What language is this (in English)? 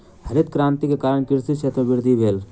Maithili